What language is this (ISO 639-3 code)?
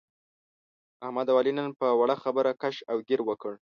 pus